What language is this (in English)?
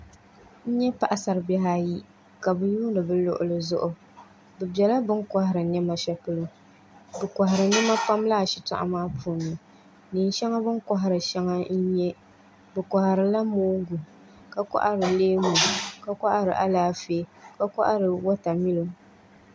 Dagbani